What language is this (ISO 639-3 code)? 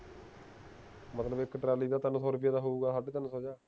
pan